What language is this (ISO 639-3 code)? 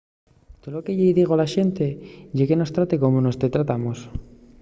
ast